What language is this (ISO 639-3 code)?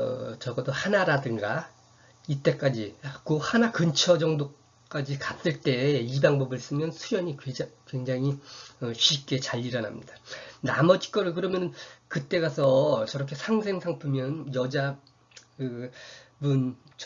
kor